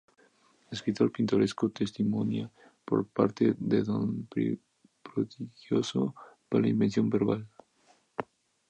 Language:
Spanish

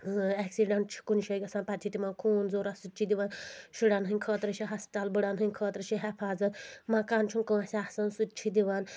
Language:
Kashmiri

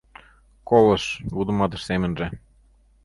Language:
Mari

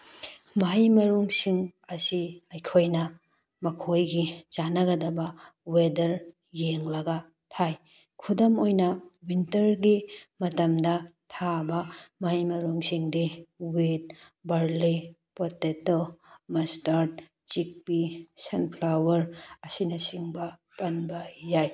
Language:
Manipuri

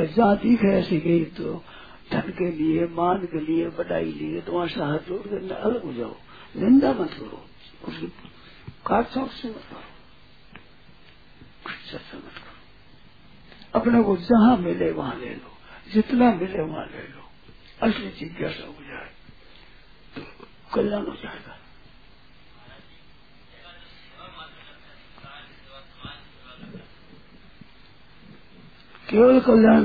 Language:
Hindi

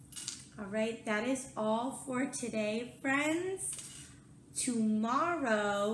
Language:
English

